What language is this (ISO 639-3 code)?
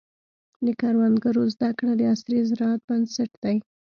pus